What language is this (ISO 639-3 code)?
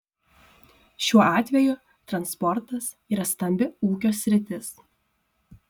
lit